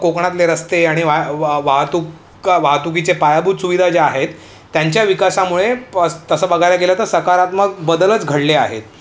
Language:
Marathi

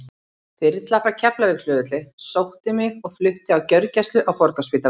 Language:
Icelandic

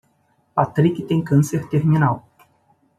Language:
Portuguese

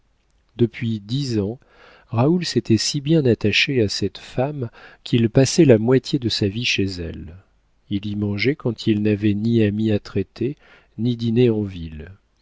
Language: French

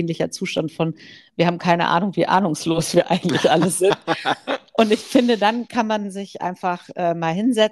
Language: German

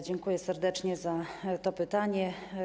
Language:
Polish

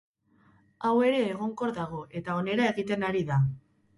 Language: Basque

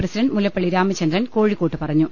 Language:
Malayalam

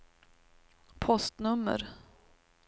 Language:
Swedish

